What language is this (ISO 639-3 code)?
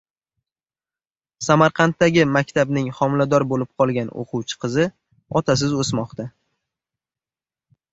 uzb